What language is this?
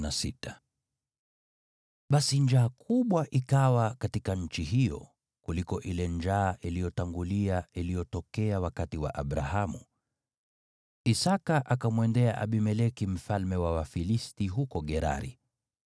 Swahili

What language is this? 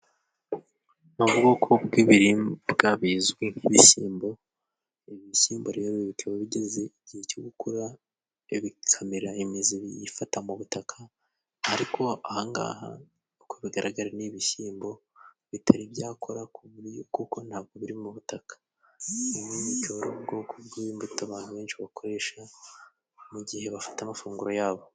Kinyarwanda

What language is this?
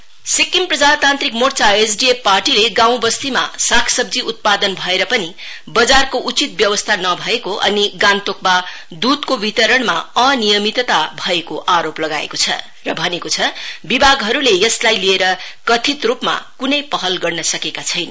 Nepali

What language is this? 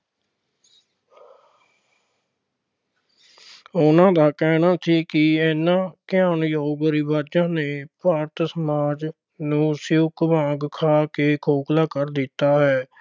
Punjabi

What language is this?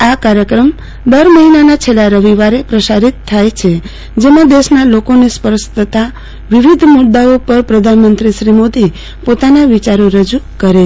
Gujarati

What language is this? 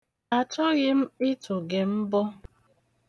Igbo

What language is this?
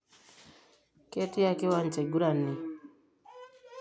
Masai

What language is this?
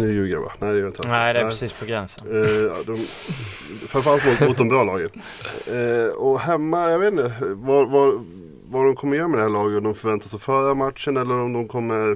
Swedish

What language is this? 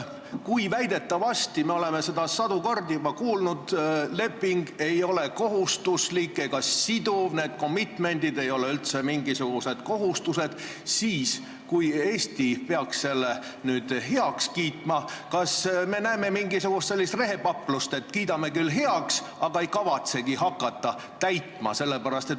Estonian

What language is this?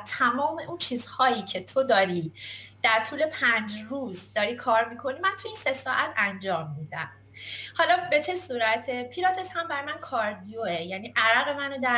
Persian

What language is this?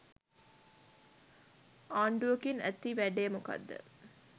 Sinhala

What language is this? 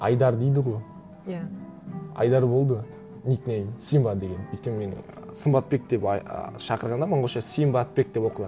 Kazakh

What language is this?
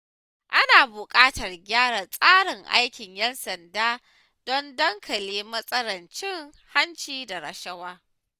Hausa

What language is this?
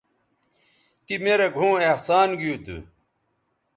Bateri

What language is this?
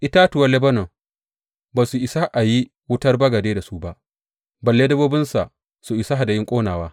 Hausa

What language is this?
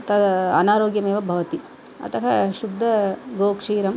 Sanskrit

